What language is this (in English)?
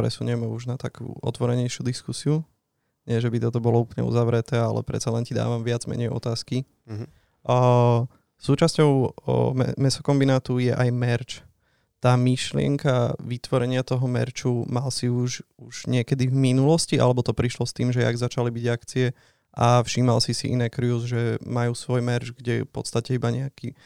Slovak